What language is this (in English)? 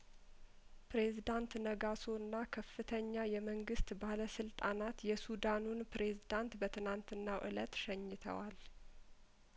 Amharic